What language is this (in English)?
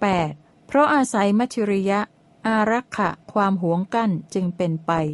Thai